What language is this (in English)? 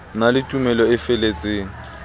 Southern Sotho